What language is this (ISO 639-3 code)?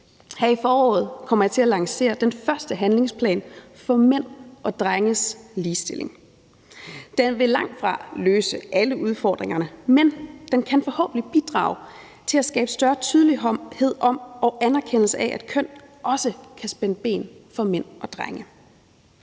dan